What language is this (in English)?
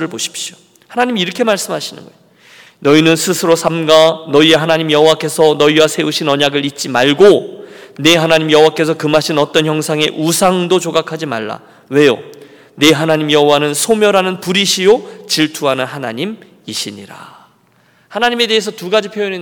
Korean